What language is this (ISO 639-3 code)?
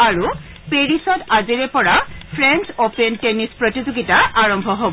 asm